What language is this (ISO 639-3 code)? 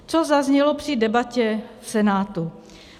ces